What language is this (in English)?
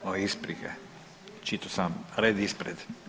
Croatian